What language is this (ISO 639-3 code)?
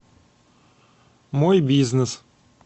rus